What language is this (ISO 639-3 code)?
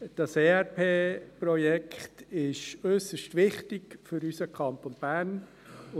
gsw